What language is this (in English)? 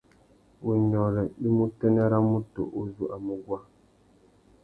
Tuki